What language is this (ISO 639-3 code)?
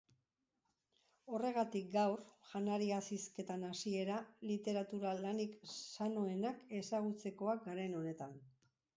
eus